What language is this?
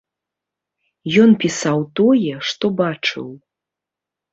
Belarusian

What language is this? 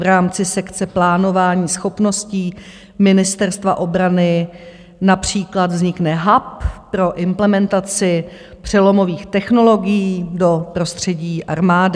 Czech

